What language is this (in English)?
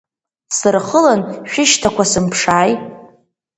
Abkhazian